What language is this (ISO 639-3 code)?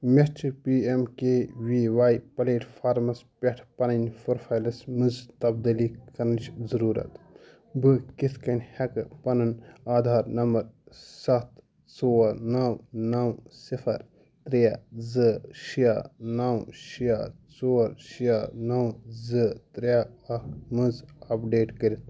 kas